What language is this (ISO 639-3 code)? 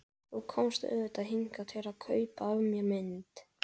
isl